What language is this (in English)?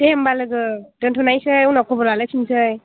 Bodo